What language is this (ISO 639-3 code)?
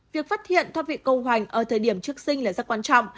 vie